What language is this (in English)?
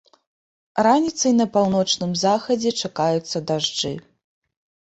Belarusian